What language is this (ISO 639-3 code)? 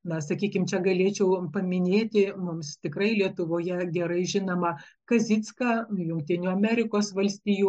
lit